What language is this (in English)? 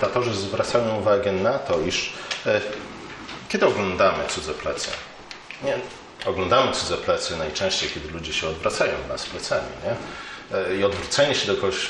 Polish